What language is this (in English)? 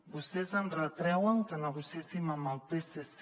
Catalan